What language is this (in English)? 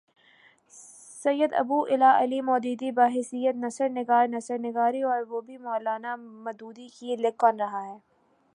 Urdu